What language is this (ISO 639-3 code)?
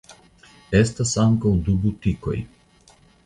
epo